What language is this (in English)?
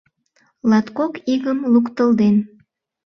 Mari